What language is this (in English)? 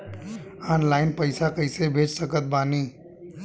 Bhojpuri